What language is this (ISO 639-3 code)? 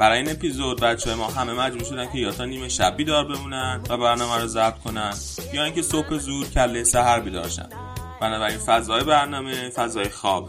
fas